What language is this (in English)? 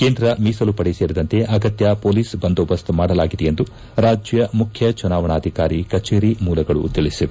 Kannada